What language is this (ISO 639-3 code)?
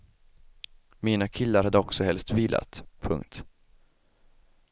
swe